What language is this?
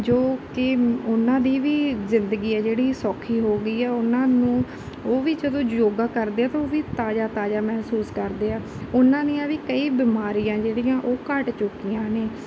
Punjabi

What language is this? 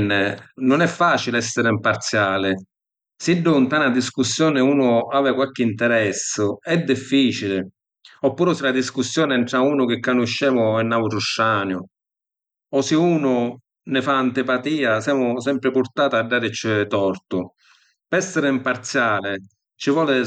Sicilian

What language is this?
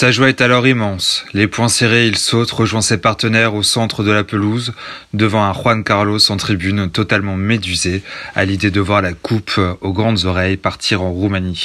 French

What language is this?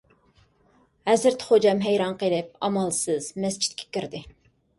Uyghur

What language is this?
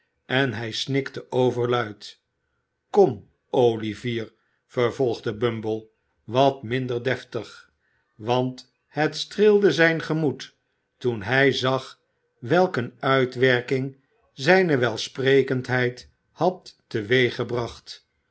Dutch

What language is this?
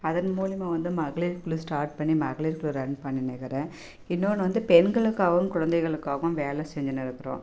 Tamil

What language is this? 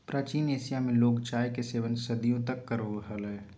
Magahi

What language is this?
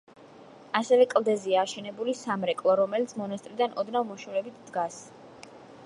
Georgian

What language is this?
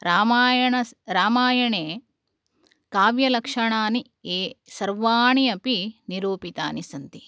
Sanskrit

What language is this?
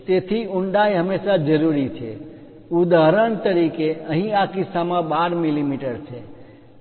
Gujarati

